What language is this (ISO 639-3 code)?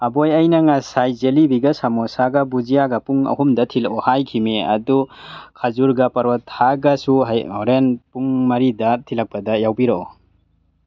mni